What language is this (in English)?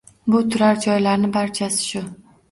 Uzbek